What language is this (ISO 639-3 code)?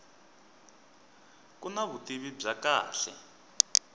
tso